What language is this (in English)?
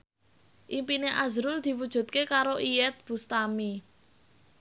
Javanese